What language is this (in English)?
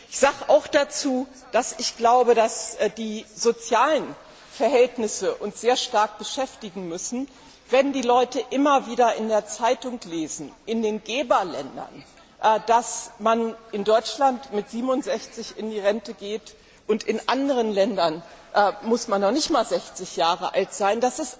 German